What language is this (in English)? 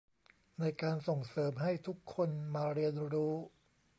Thai